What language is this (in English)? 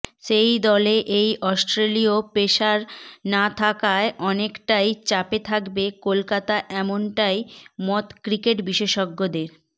Bangla